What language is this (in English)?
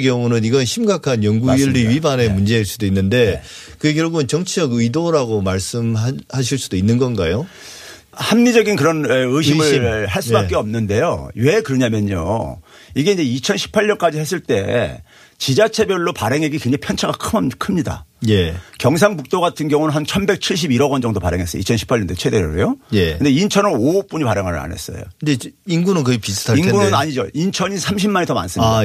Korean